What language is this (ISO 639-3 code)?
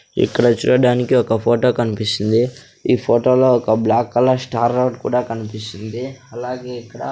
tel